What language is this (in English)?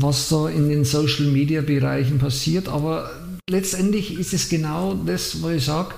German